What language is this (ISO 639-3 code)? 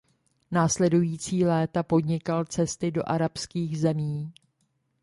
ces